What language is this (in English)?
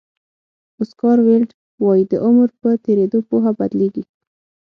Pashto